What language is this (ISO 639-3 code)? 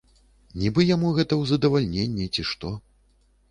bel